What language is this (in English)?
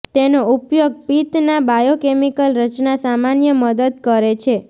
Gujarati